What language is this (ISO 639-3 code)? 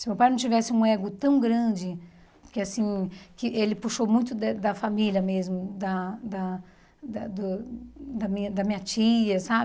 por